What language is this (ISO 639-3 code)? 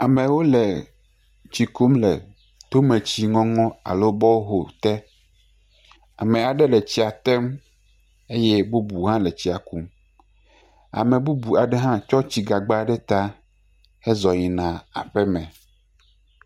ewe